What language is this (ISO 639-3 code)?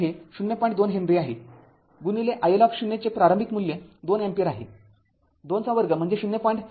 mar